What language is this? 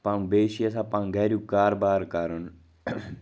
Kashmiri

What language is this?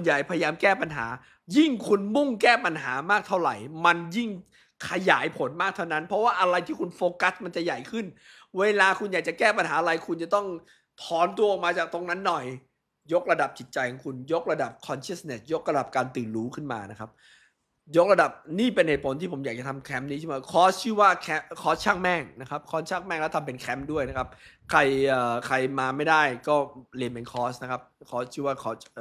Thai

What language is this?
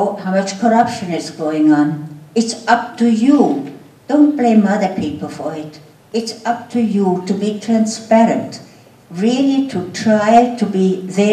Czech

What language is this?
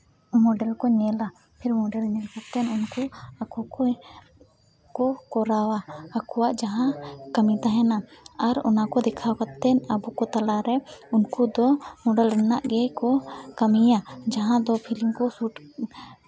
Santali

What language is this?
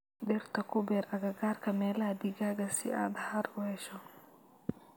Somali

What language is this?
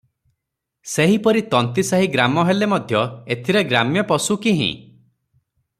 Odia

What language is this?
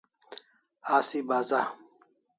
Kalasha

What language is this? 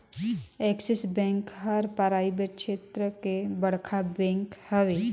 Chhattisgarhi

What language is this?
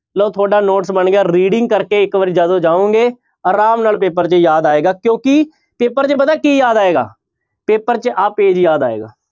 Punjabi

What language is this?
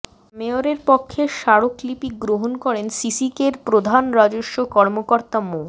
Bangla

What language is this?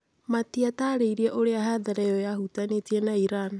Kikuyu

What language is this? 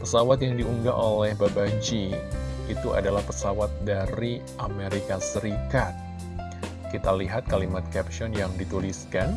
Indonesian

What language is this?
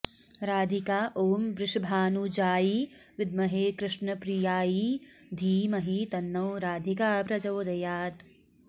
Sanskrit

